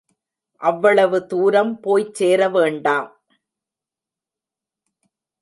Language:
Tamil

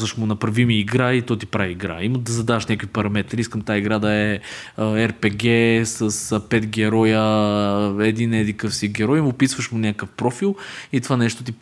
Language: Bulgarian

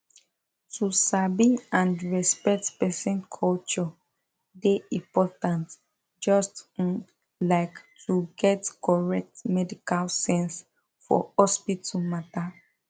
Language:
Nigerian Pidgin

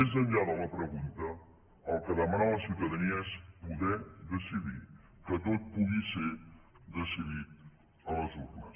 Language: Catalan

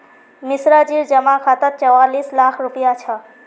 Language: Magahi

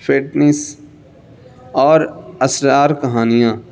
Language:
Urdu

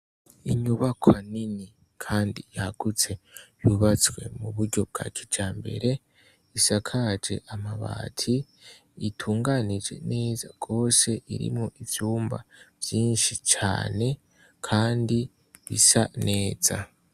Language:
Rundi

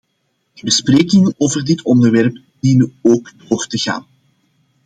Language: Dutch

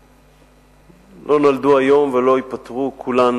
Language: Hebrew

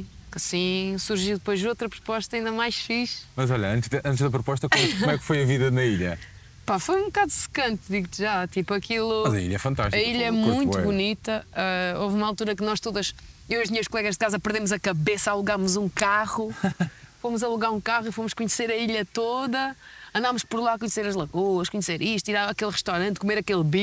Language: Portuguese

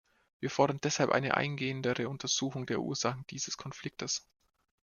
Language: German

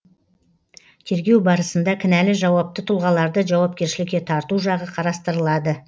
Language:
Kazakh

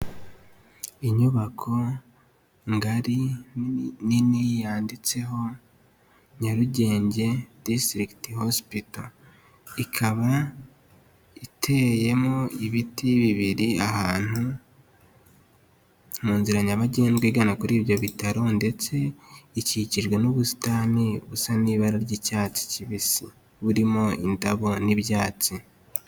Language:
Kinyarwanda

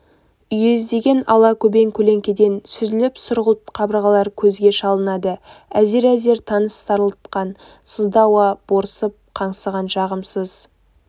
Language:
Kazakh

